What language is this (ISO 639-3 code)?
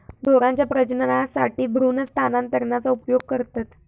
mar